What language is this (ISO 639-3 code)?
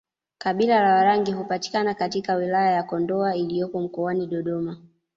swa